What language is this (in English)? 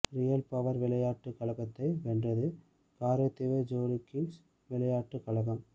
Tamil